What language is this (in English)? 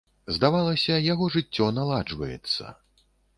Belarusian